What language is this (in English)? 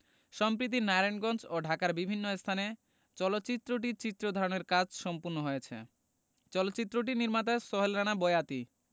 Bangla